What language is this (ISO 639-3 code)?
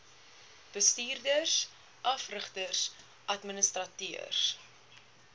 afr